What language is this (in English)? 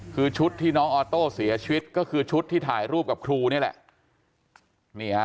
Thai